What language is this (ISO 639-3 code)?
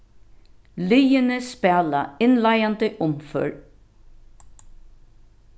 fao